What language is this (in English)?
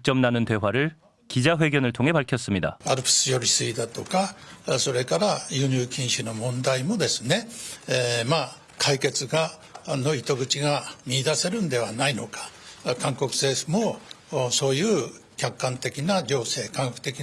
Korean